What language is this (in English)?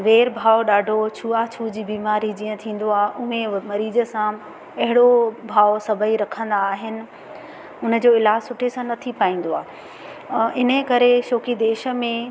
Sindhi